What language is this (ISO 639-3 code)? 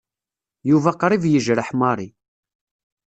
kab